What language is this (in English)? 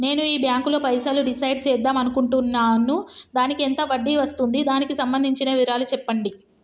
Telugu